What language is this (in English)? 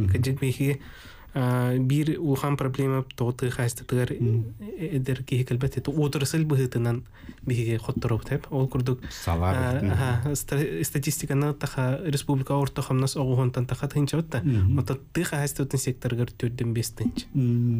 Arabic